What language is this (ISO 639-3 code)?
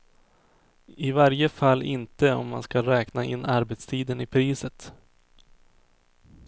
swe